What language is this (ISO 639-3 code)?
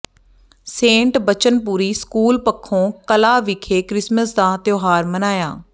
pan